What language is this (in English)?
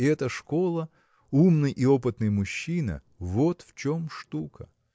Russian